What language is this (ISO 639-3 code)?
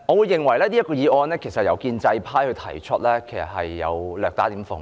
yue